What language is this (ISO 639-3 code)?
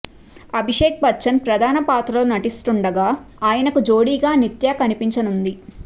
tel